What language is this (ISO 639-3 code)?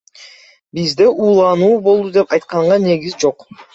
kir